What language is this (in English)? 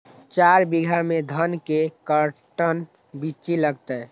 Magahi